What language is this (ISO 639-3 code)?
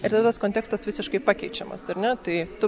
lit